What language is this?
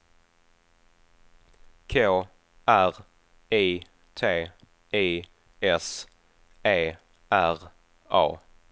Swedish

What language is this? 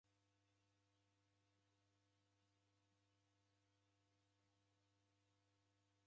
Taita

